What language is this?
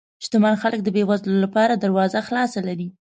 Pashto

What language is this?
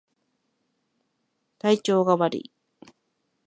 Japanese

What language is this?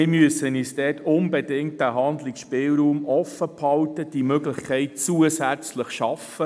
Swiss German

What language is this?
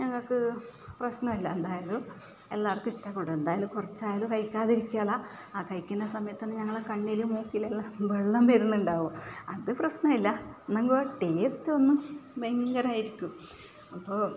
Malayalam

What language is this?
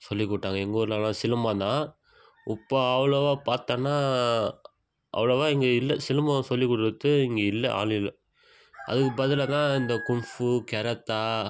Tamil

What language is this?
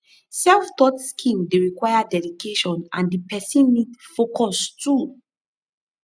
Nigerian Pidgin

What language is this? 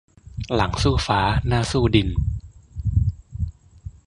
Thai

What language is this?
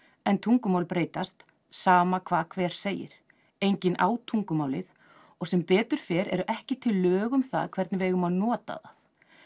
Icelandic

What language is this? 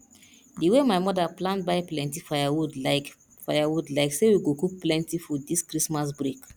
Nigerian Pidgin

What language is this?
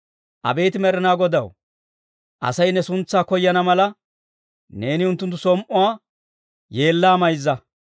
Dawro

